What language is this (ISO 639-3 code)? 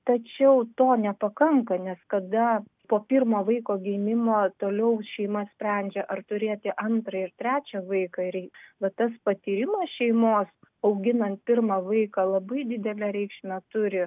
lit